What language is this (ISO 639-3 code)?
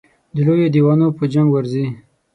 pus